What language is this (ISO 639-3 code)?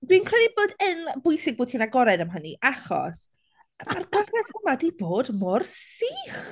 cym